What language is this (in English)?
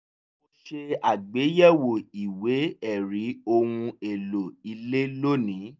Yoruba